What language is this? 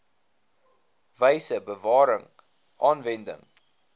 Afrikaans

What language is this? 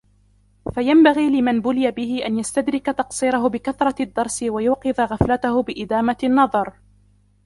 Arabic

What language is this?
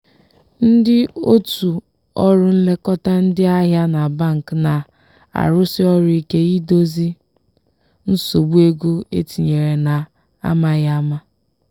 Igbo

